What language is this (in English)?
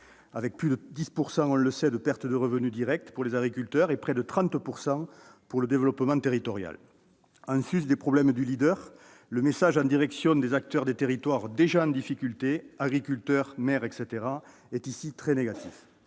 French